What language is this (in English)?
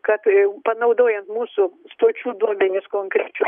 Lithuanian